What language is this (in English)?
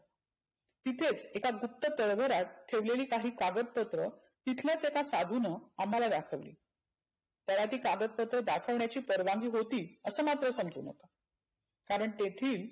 Marathi